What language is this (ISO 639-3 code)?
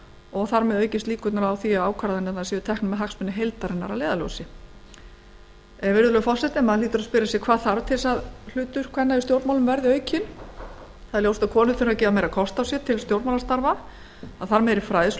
isl